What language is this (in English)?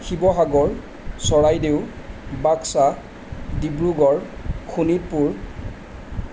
Assamese